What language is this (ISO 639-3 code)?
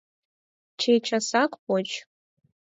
chm